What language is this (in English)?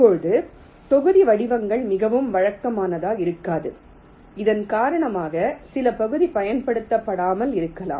Tamil